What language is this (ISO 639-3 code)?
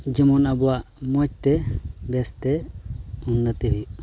sat